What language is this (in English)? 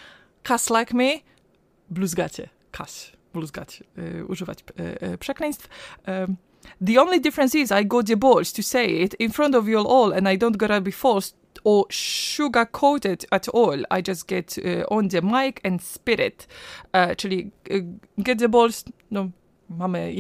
Polish